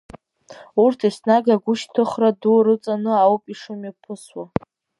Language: Abkhazian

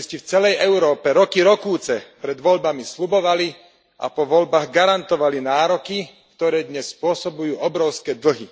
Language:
Slovak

